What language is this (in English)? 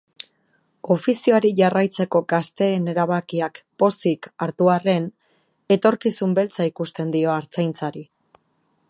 Basque